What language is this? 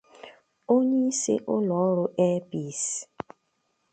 Igbo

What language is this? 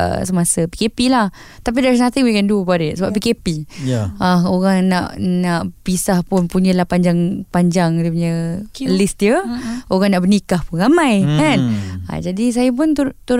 Malay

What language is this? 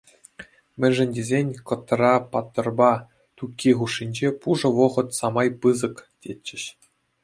Chuvash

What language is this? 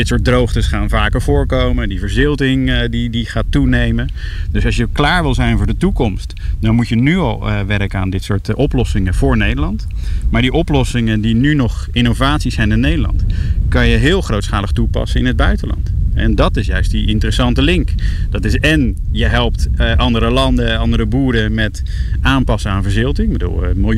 Dutch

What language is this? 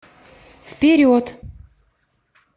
Russian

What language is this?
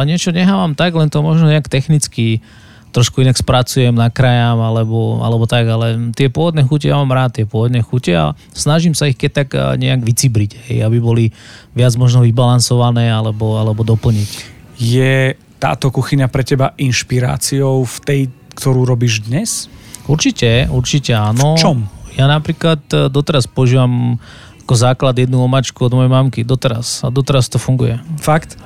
Slovak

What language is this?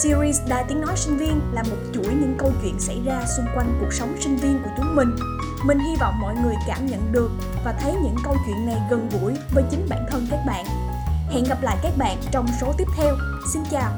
Vietnamese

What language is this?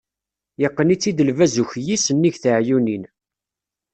Kabyle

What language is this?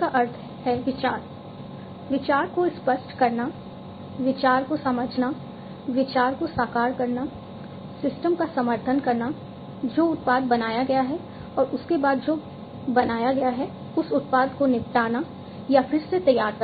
Hindi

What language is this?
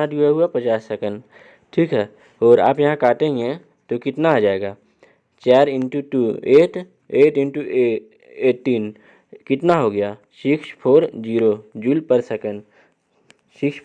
Hindi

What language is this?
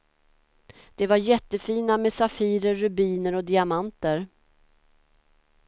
Swedish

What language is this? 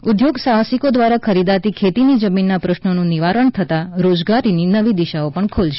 Gujarati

